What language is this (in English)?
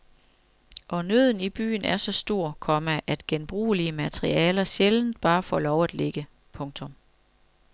Danish